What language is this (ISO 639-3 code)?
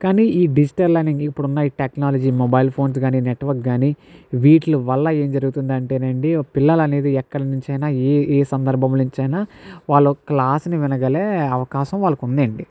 tel